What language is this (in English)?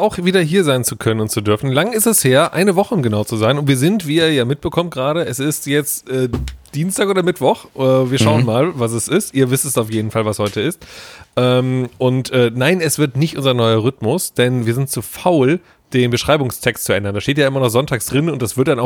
German